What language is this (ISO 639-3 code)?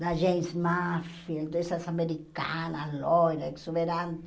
por